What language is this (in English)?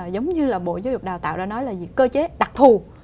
Vietnamese